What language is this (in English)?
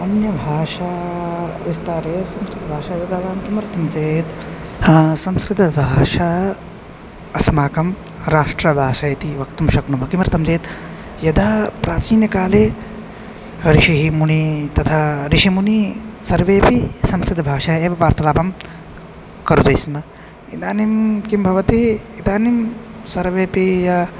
Sanskrit